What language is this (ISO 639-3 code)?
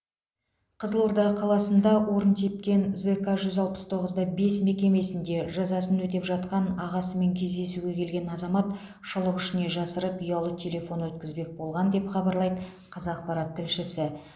kaz